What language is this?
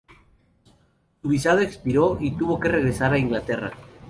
Spanish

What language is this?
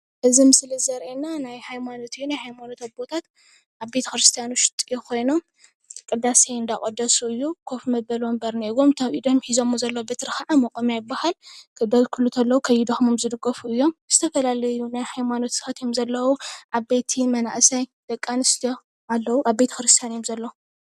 Tigrinya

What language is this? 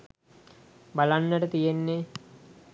Sinhala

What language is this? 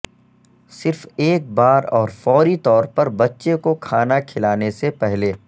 Urdu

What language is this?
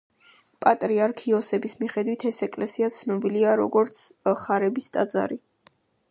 Georgian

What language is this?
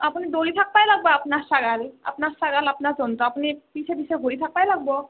Assamese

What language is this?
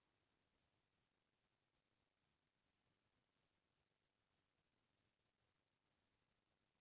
Chhattisgarhi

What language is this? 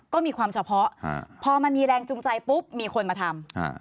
Thai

